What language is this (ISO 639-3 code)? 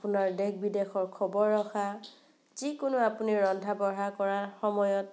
asm